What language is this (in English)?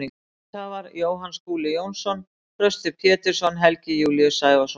Icelandic